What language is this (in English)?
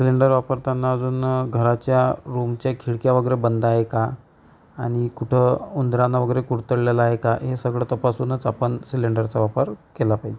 Marathi